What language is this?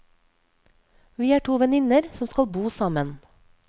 Norwegian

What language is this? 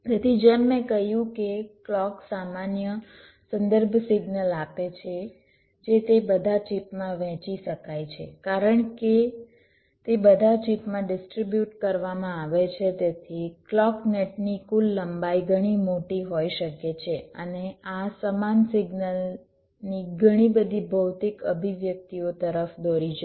Gujarati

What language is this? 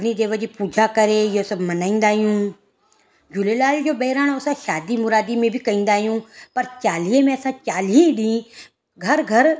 Sindhi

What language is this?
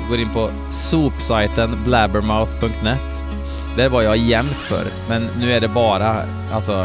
Swedish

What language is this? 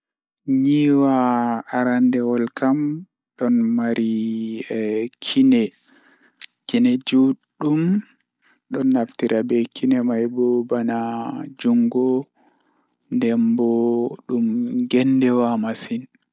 Fula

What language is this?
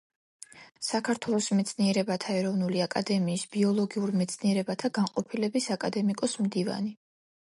Georgian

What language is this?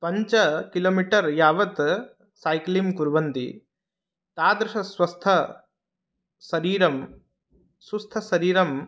Sanskrit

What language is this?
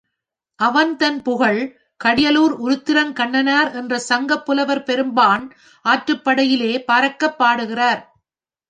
Tamil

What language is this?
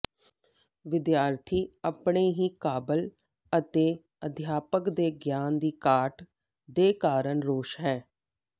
Punjabi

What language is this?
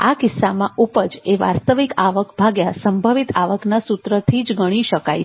Gujarati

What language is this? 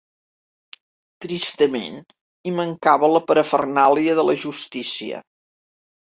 Catalan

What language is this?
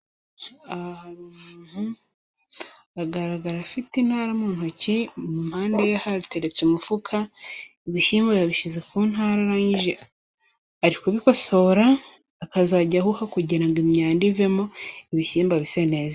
Kinyarwanda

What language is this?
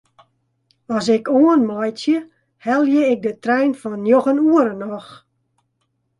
Western Frisian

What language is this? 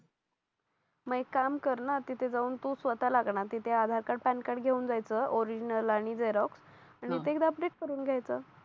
Marathi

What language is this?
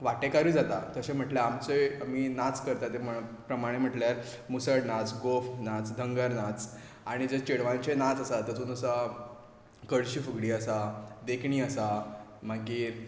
Konkani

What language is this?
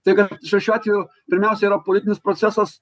Lithuanian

